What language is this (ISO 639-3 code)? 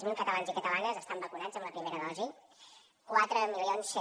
cat